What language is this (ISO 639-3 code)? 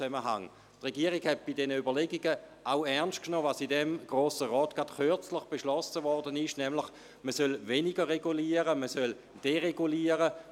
gsw